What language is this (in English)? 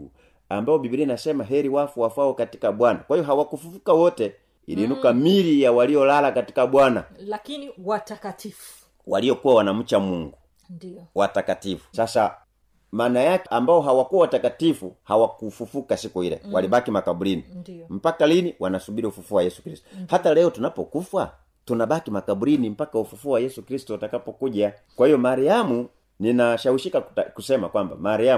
Swahili